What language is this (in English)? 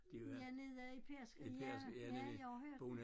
Danish